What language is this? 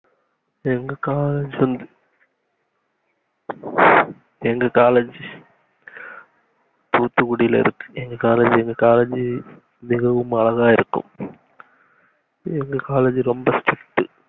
Tamil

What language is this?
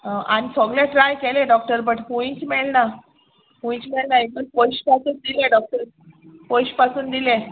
Konkani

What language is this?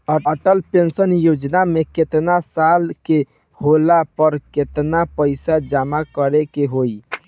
Bhojpuri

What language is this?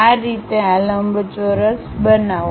Gujarati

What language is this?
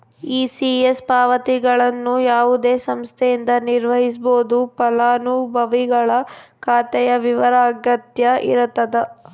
Kannada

